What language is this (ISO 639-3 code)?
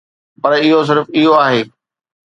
snd